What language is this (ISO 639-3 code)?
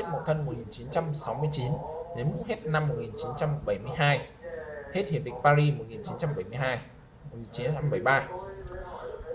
vie